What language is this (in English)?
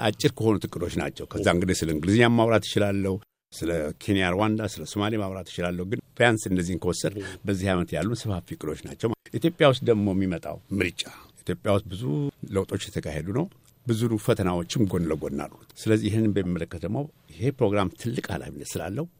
Amharic